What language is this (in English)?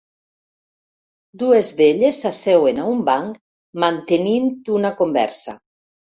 Catalan